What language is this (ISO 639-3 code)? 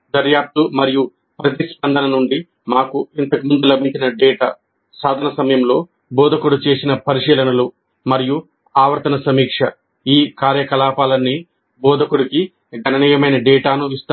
tel